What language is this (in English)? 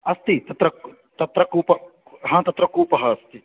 Sanskrit